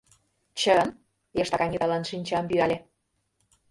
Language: Mari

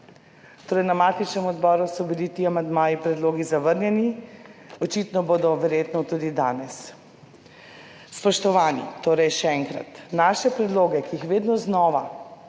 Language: Slovenian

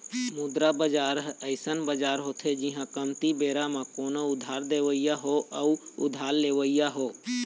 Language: Chhattisgarhi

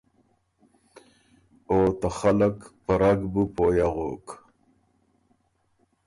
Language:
Ormuri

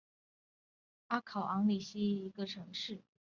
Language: Chinese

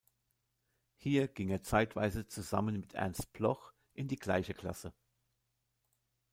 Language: German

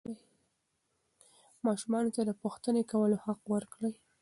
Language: Pashto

